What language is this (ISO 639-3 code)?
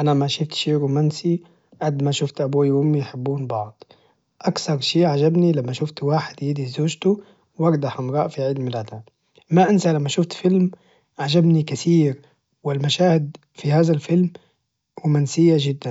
ars